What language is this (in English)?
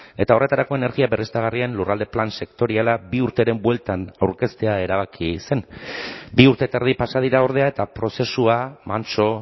Basque